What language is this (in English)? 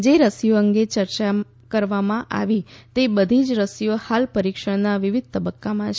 Gujarati